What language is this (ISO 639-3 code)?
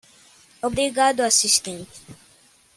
por